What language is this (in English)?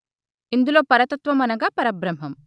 Telugu